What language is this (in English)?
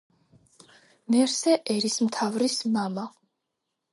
Georgian